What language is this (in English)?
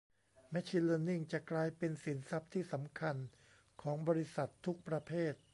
Thai